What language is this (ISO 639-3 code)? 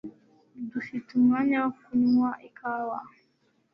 kin